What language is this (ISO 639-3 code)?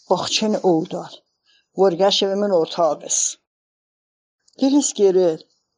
fas